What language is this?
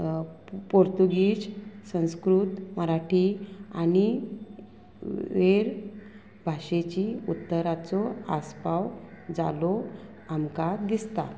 Konkani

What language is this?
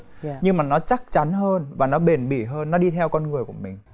Vietnamese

